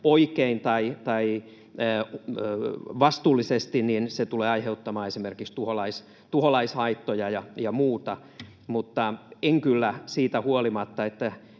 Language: Finnish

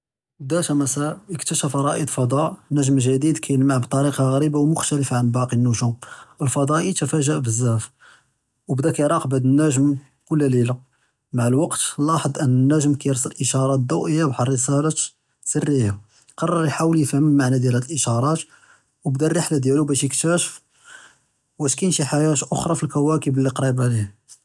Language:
Judeo-Arabic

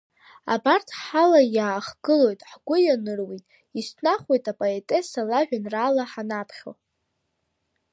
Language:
Abkhazian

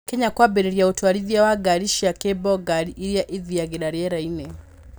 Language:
Kikuyu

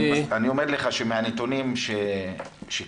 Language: Hebrew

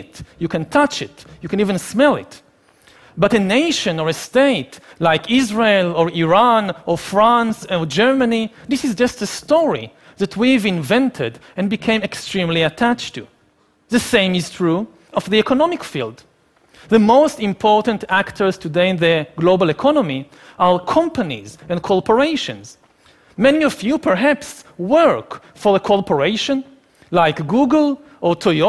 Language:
Persian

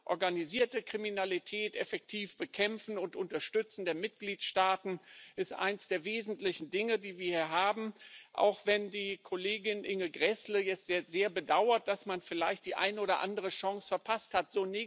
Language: German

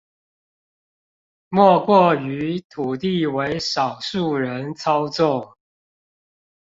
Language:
Chinese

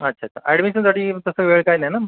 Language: Marathi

